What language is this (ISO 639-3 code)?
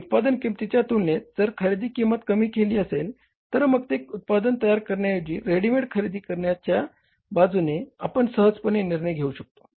mar